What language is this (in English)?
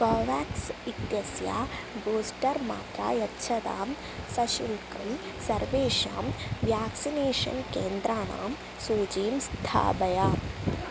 Sanskrit